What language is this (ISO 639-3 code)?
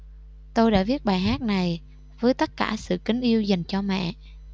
vie